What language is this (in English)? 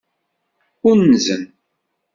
Kabyle